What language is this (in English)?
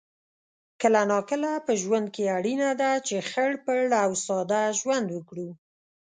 Pashto